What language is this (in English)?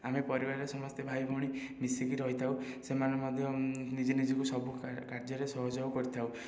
Odia